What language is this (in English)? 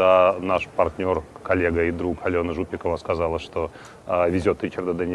Russian